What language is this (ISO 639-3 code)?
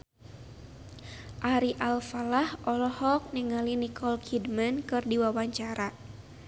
sun